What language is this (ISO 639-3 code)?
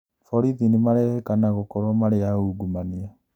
kik